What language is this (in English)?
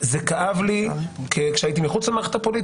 Hebrew